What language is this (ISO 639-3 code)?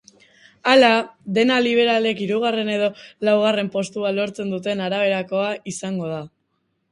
eus